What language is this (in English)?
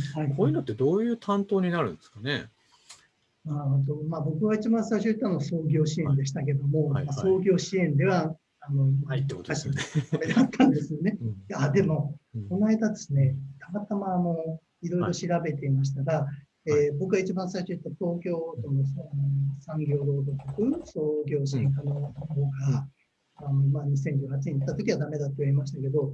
Japanese